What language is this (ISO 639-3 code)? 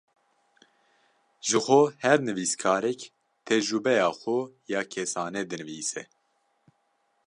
kur